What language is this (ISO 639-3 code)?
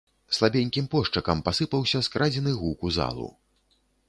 bel